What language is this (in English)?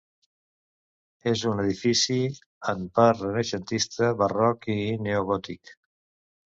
Catalan